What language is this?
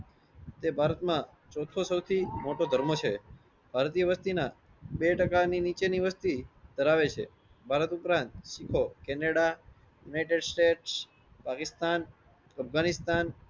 Gujarati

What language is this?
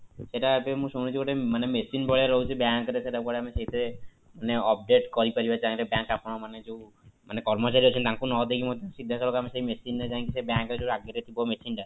Odia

